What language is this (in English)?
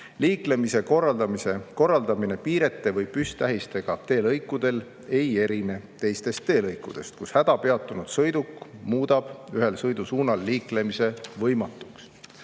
Estonian